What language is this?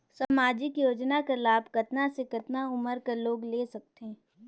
Chhattisgarhi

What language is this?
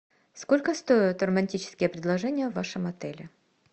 Russian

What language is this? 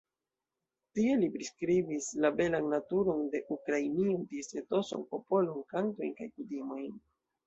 Esperanto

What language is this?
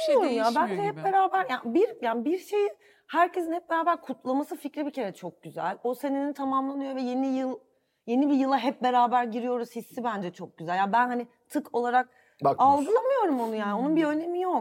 Turkish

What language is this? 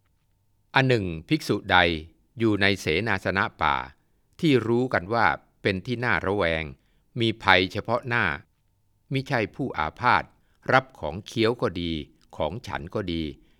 Thai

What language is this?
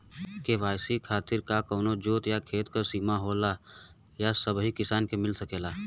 Bhojpuri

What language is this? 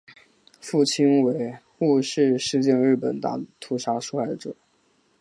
Chinese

